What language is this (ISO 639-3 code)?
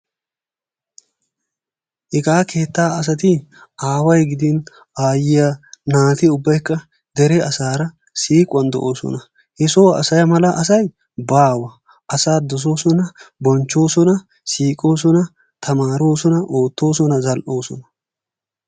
wal